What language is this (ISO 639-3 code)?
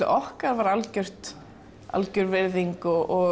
isl